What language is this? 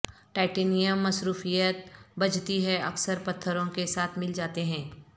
Urdu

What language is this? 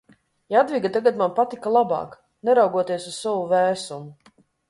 Latvian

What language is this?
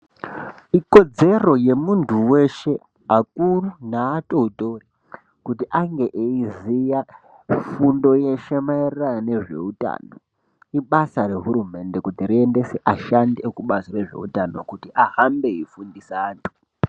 Ndau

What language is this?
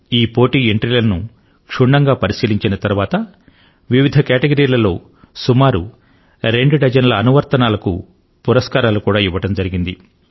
Telugu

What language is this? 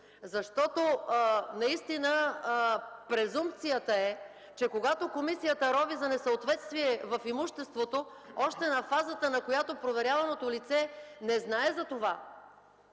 Bulgarian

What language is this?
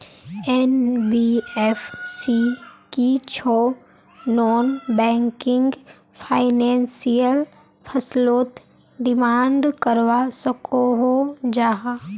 Magahi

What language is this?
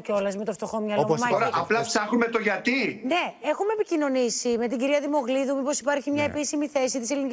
Greek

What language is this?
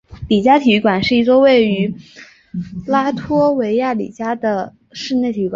Chinese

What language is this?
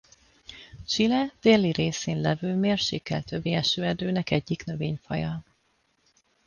Hungarian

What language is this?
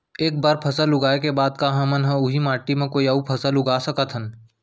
Chhattisgarhi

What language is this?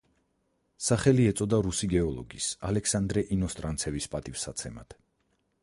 Georgian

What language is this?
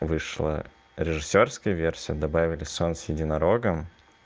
Russian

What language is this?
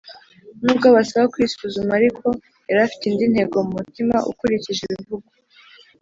Kinyarwanda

